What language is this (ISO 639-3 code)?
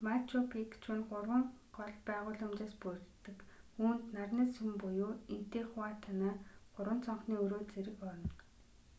mon